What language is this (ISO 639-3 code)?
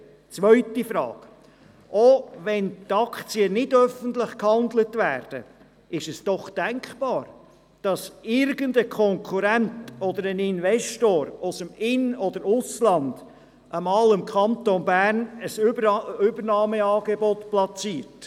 gsw